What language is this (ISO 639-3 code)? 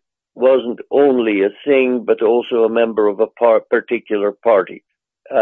eng